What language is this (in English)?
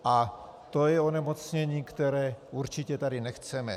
Czech